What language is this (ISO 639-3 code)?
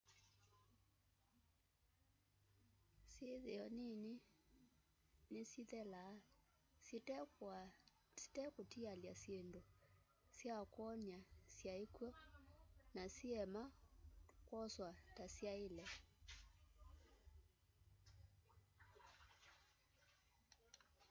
kam